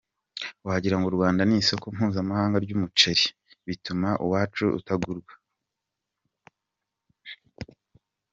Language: Kinyarwanda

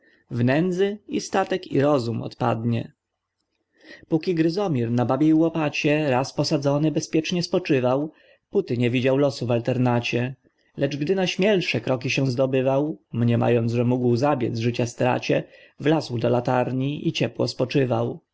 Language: Polish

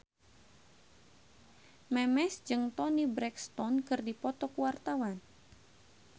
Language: Sundanese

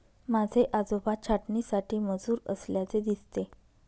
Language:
Marathi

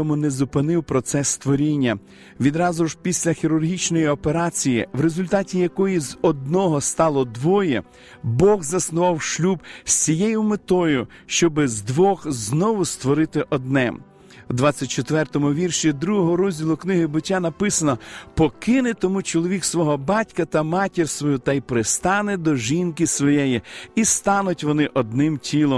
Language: Ukrainian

